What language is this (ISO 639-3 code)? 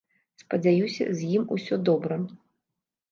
bel